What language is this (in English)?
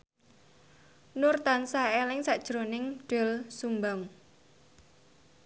Javanese